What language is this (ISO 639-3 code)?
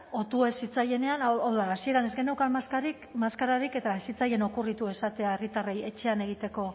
eus